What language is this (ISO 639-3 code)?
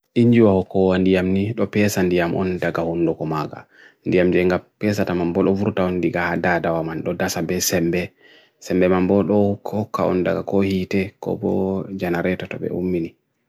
fui